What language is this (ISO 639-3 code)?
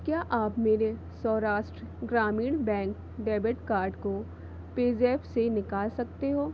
hin